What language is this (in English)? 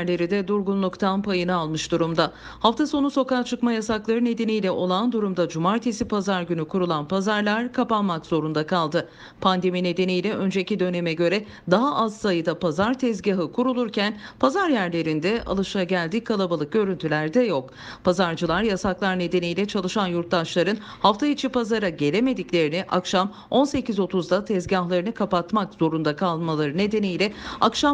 Turkish